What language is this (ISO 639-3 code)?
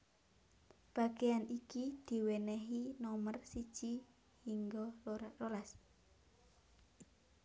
jav